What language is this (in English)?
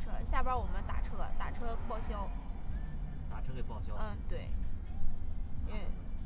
Chinese